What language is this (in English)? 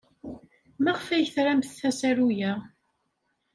Kabyle